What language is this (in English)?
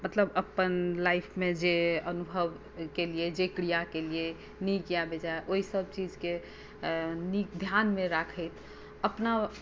Maithili